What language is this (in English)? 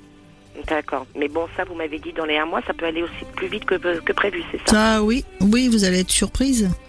French